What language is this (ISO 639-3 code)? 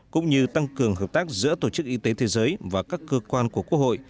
vie